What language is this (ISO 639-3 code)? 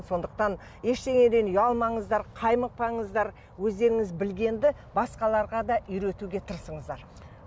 kaz